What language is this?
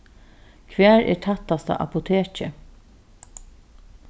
Faroese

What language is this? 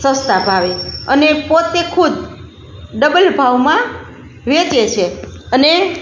Gujarati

